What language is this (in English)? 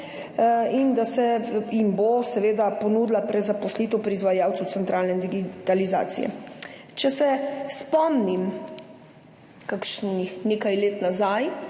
Slovenian